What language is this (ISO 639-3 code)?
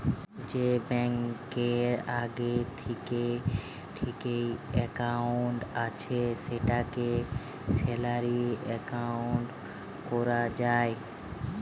ben